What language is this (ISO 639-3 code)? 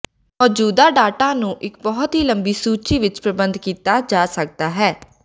pan